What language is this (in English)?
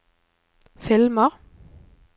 Norwegian